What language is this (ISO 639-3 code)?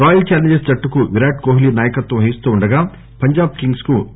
tel